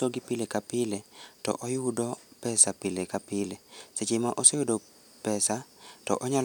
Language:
Luo (Kenya and Tanzania)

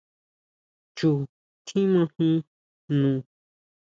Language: Huautla Mazatec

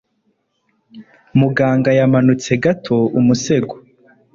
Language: Kinyarwanda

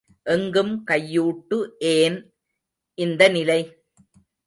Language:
Tamil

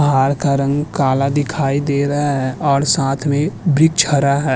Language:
Hindi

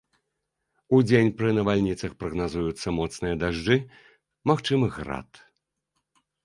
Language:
Belarusian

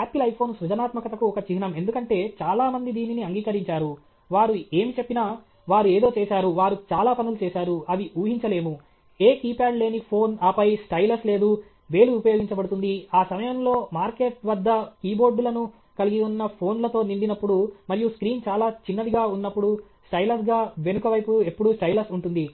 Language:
Telugu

